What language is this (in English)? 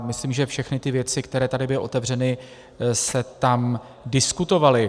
Czech